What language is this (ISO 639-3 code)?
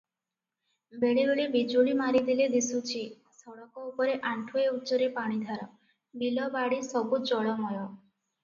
ori